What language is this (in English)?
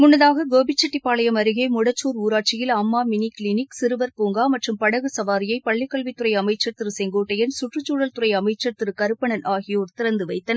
Tamil